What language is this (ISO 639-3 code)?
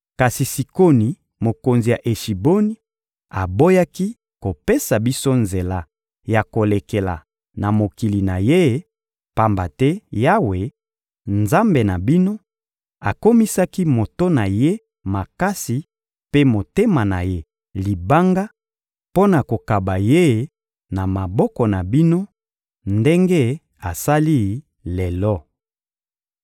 lin